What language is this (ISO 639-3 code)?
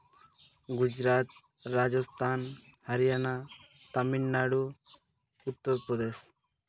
sat